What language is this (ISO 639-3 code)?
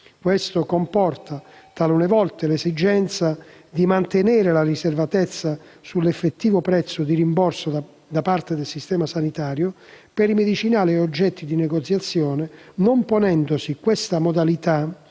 ita